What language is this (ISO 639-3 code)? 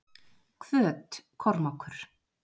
isl